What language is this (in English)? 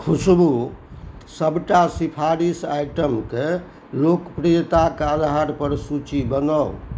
Maithili